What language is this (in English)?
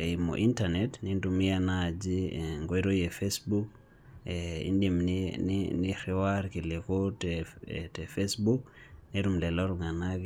Masai